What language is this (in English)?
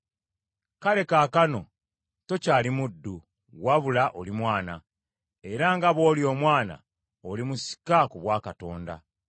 Ganda